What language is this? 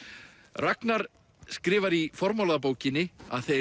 Icelandic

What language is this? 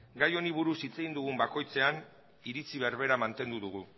Basque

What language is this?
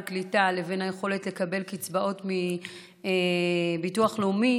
Hebrew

